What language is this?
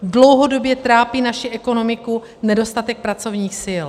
Czech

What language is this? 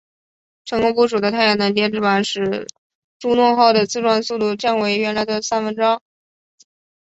Chinese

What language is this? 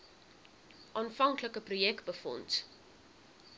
Afrikaans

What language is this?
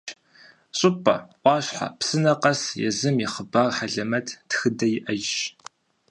Kabardian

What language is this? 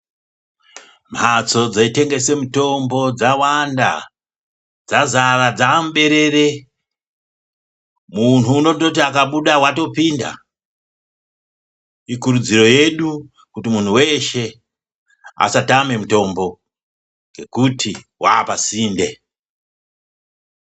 Ndau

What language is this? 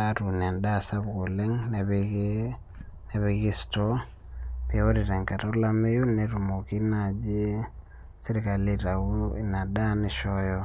Masai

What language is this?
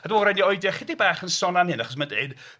Welsh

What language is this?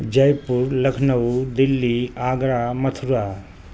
Urdu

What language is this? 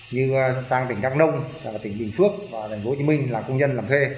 Vietnamese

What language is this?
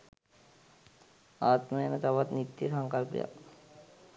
Sinhala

